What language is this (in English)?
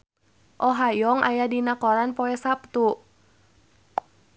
Sundanese